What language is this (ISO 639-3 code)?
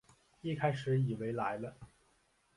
zho